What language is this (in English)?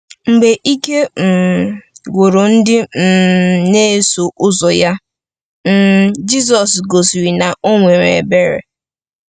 Igbo